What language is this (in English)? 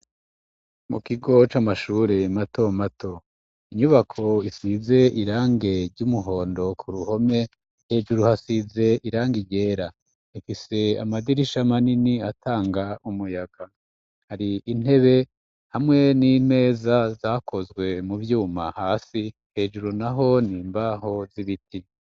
Rundi